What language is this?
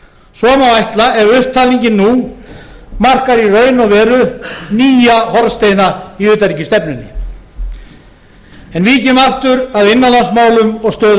Icelandic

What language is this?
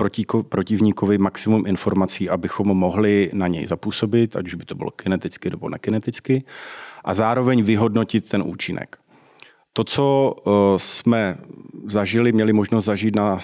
Czech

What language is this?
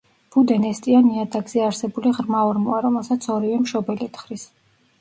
Georgian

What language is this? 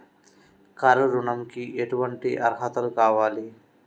Telugu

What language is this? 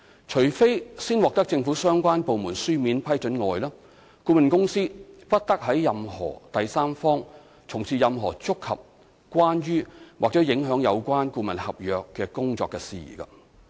Cantonese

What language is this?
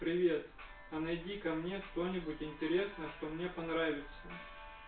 Russian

